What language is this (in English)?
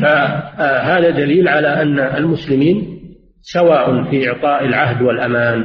Arabic